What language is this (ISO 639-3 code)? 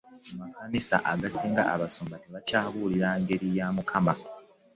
lug